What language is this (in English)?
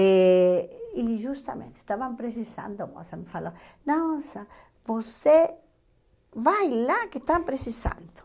Portuguese